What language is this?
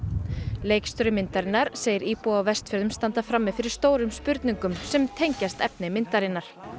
Icelandic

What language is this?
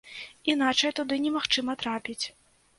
Belarusian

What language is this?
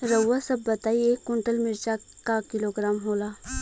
Bhojpuri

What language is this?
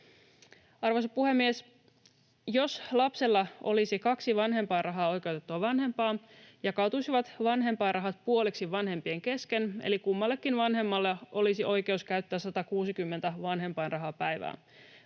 Finnish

